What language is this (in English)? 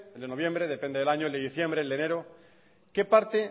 Spanish